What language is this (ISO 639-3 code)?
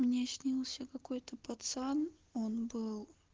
rus